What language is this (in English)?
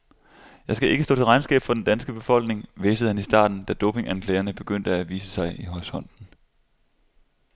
Danish